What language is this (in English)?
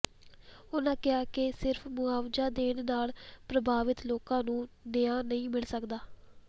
Punjabi